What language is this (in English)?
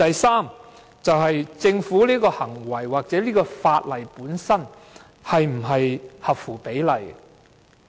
Cantonese